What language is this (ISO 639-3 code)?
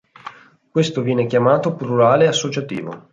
ita